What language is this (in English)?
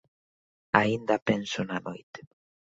Galician